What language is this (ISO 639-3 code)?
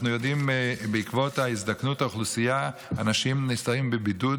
heb